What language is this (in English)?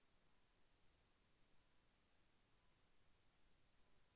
Telugu